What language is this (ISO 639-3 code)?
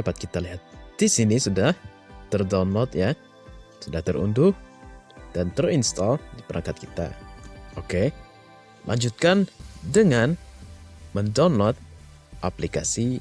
ind